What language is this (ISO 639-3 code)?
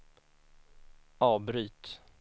swe